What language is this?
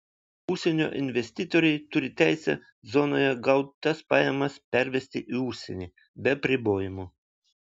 Lithuanian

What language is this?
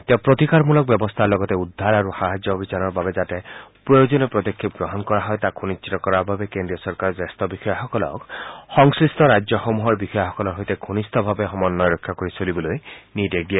Assamese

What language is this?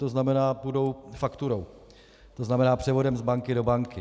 Czech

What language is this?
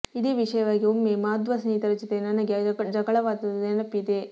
Kannada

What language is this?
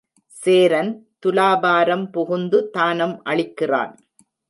Tamil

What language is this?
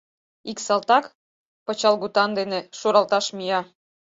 Mari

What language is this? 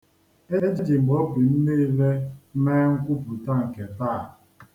Igbo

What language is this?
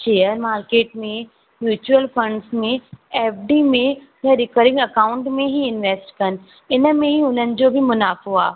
Sindhi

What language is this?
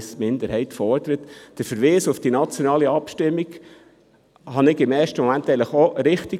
Swiss German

